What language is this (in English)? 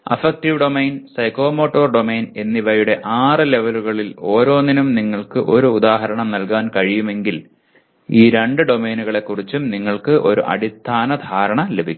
Malayalam